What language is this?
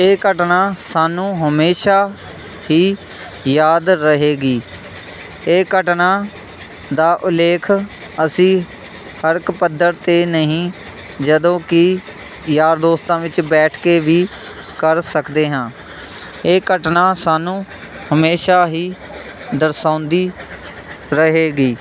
Punjabi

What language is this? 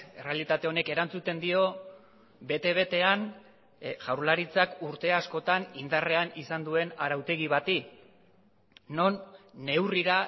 Basque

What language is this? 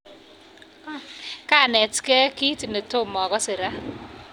Kalenjin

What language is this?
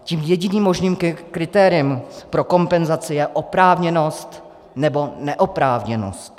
Czech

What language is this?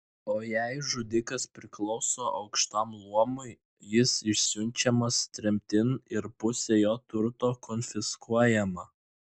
Lithuanian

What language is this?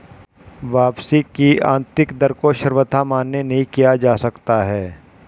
Hindi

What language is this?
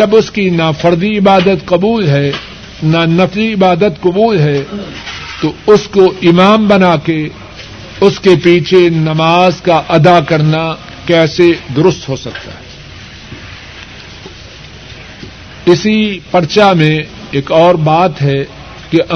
Urdu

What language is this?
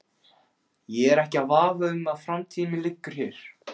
Icelandic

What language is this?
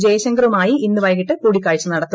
Malayalam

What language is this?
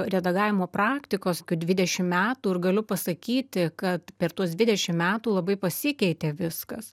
Lithuanian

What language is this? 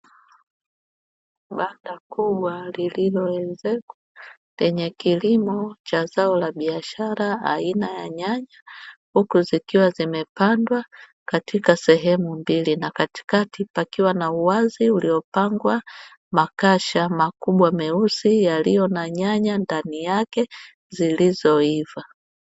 Swahili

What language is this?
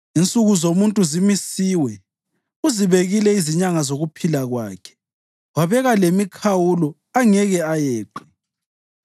North Ndebele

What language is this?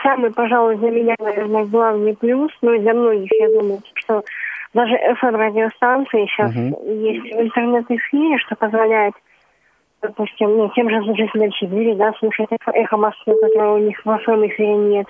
Russian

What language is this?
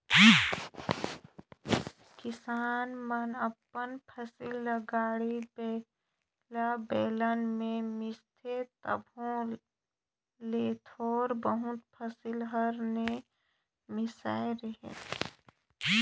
Chhattisgarhi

